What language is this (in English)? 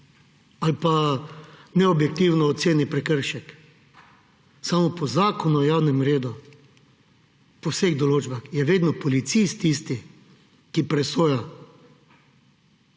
Slovenian